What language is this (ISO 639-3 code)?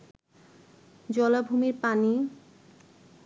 ben